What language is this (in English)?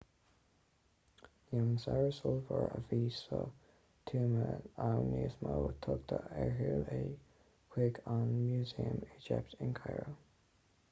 Irish